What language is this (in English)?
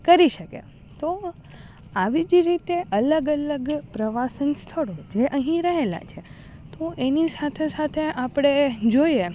Gujarati